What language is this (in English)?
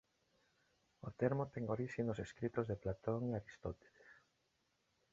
Galician